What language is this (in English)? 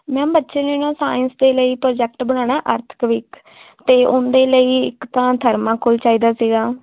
Punjabi